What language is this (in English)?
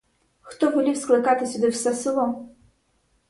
Ukrainian